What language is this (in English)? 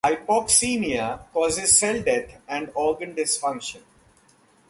English